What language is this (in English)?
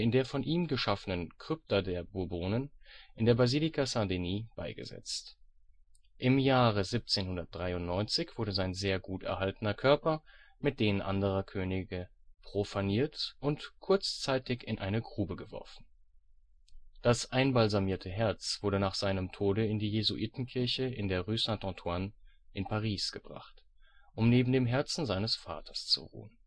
German